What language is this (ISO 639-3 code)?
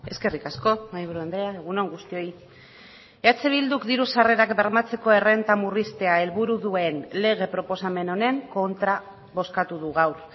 eus